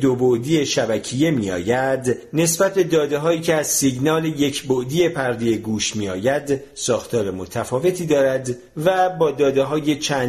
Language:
Persian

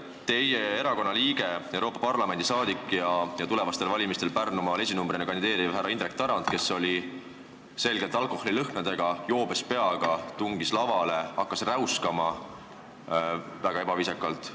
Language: Estonian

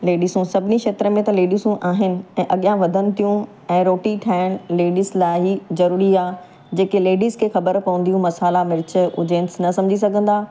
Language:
Sindhi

